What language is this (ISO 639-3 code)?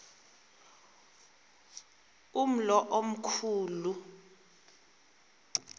xho